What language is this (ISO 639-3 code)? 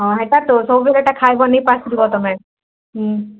ori